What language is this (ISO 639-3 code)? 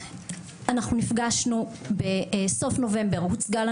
heb